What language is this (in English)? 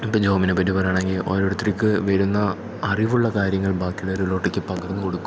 Malayalam